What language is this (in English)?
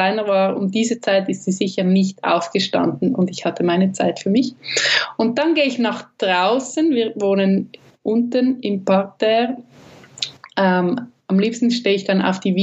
German